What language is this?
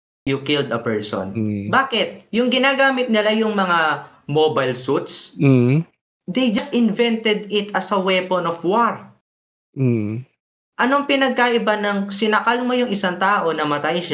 Filipino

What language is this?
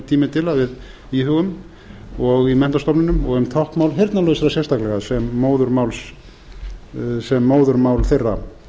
Icelandic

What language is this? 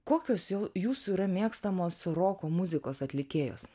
Lithuanian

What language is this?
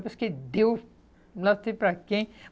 Portuguese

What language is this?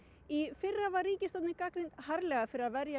Icelandic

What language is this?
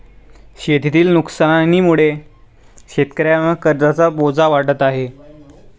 Marathi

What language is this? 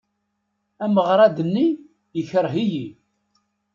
Kabyle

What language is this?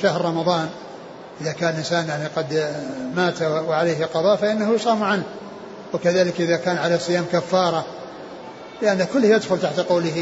Arabic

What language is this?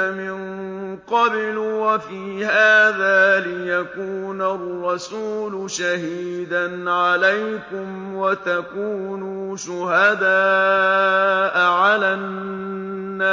Arabic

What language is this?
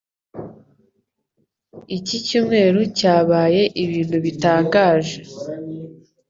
Kinyarwanda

